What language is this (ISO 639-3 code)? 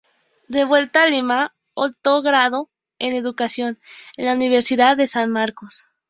spa